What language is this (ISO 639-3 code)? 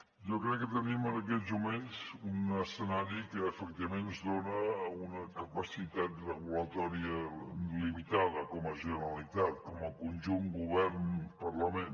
cat